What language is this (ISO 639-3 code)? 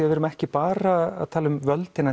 isl